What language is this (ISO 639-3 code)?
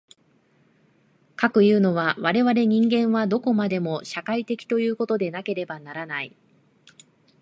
jpn